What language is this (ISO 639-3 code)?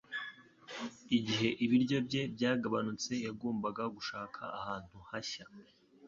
kin